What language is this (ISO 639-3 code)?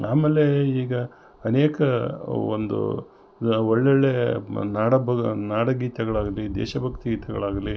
kan